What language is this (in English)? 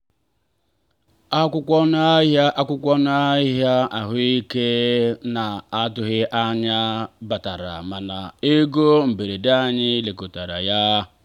Igbo